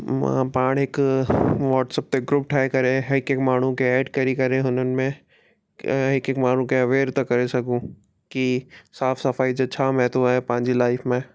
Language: Sindhi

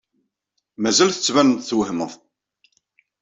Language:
Kabyle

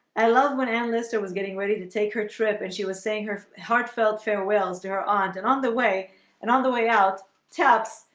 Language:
English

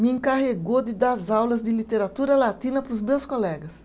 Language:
Portuguese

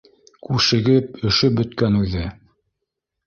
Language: Bashkir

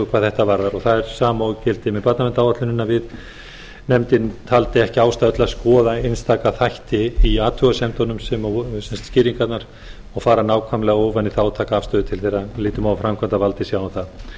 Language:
Icelandic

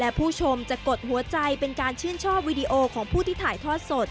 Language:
Thai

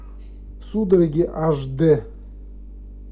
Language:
Russian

